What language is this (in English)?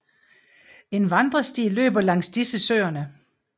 Danish